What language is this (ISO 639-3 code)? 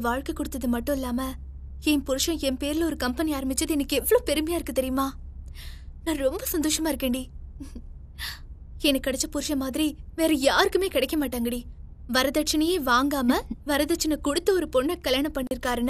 tam